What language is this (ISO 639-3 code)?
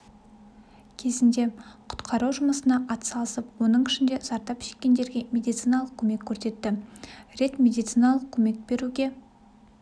kaz